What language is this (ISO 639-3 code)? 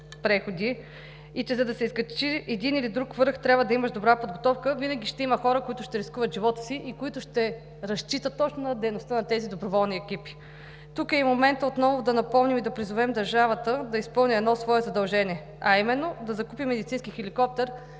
bul